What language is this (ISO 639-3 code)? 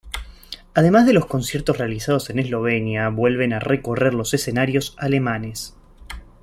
spa